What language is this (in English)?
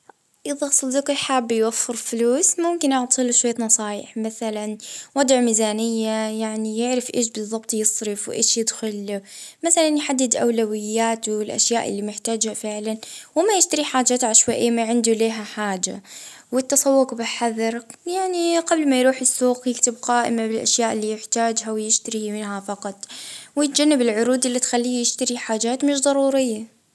Libyan Arabic